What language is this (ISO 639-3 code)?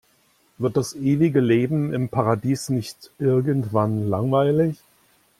deu